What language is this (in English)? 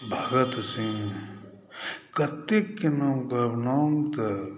Maithili